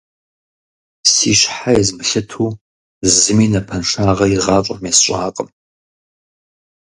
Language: Kabardian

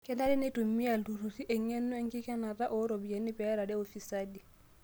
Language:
Masai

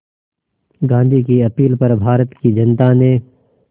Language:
Hindi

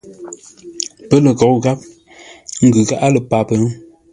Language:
Ngombale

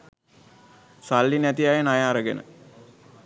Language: Sinhala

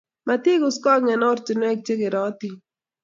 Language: Kalenjin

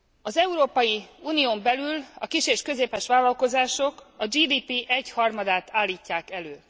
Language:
Hungarian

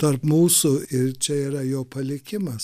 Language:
Lithuanian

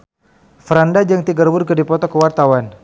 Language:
Sundanese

